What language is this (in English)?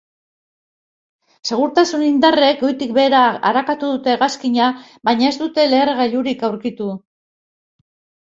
Basque